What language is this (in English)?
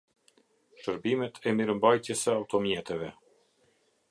Albanian